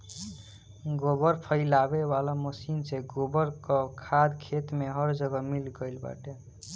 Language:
Bhojpuri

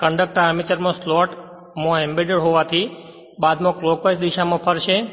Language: Gujarati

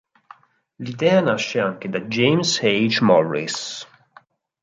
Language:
Italian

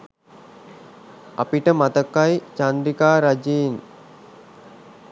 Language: Sinhala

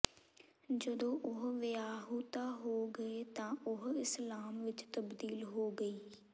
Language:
Punjabi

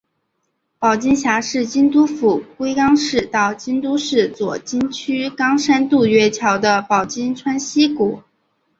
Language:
Chinese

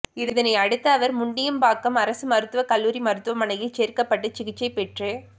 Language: Tamil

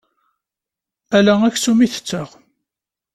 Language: Kabyle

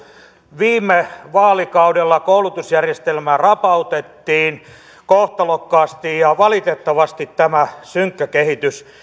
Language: Finnish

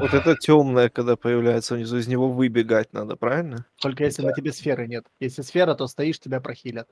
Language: Russian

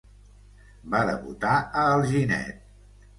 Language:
Catalan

